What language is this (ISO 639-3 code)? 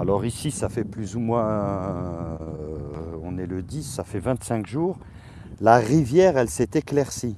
fra